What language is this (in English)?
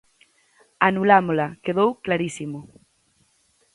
Galician